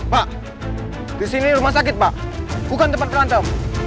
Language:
Indonesian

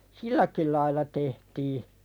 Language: Finnish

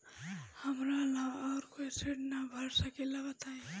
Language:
Bhojpuri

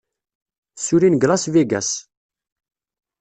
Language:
Kabyle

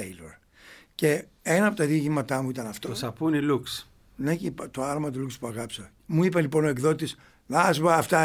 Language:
Greek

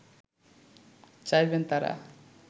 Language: Bangla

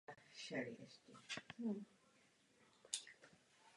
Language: Czech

